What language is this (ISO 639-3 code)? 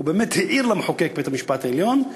heb